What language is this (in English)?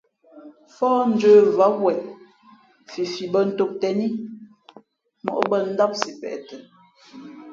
Fe'fe'